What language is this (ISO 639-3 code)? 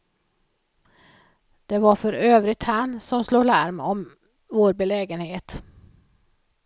swe